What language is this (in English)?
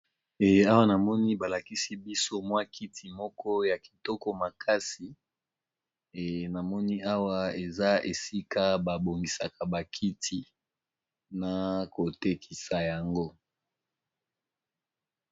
Lingala